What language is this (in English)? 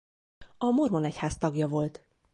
Hungarian